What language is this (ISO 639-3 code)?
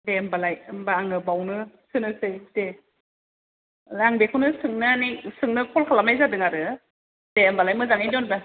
brx